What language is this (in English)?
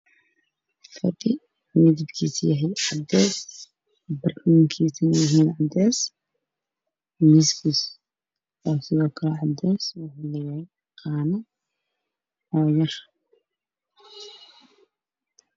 Somali